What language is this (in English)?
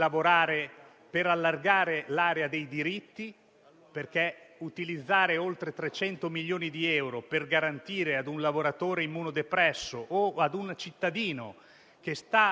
Italian